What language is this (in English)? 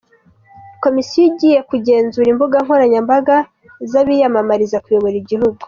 Kinyarwanda